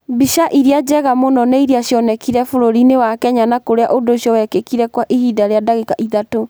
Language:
Kikuyu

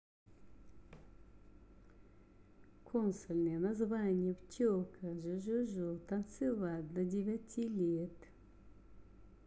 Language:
Russian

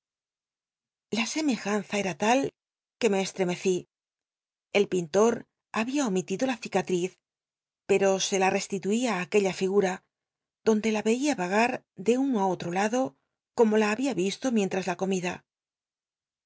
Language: Spanish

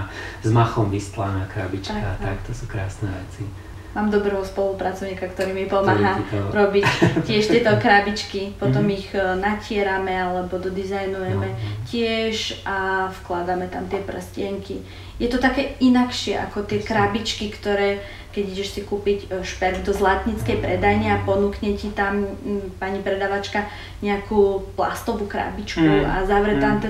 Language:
Slovak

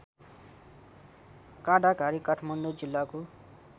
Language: Nepali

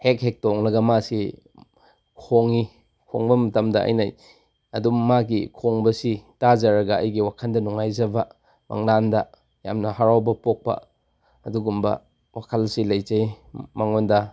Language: Manipuri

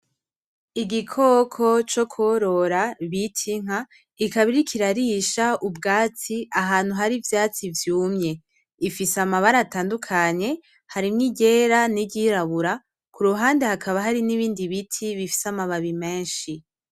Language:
Rundi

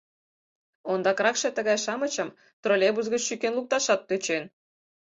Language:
Mari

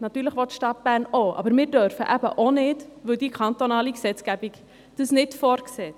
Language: Swiss German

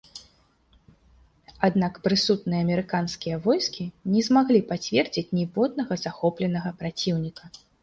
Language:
Belarusian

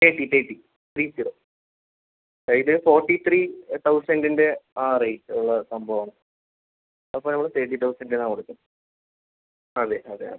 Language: Malayalam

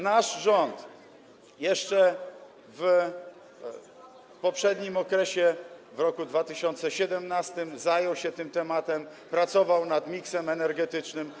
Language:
Polish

